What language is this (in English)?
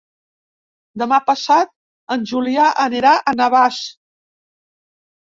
Catalan